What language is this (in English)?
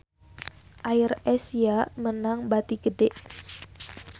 Sundanese